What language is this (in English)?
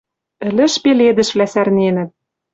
Western Mari